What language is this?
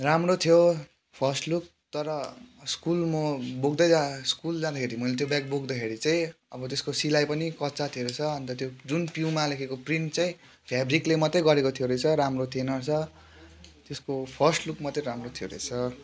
Nepali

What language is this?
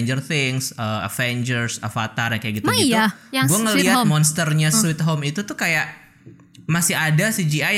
Indonesian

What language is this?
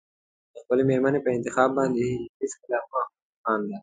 Pashto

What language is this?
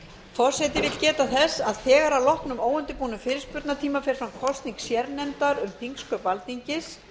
Icelandic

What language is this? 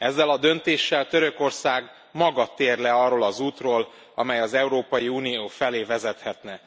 Hungarian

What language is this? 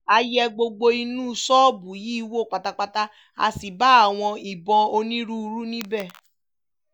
Yoruba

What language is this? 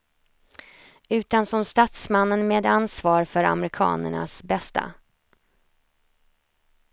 Swedish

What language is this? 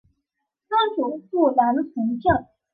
Chinese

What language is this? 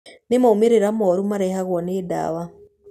Kikuyu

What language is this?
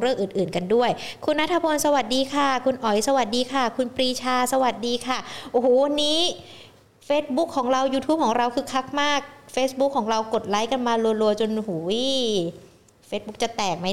Thai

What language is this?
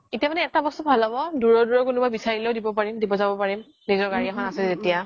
Assamese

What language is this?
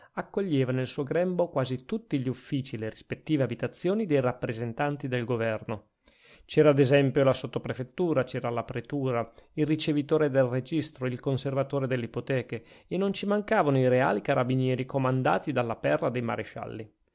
Italian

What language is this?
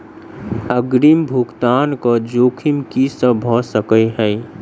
Maithili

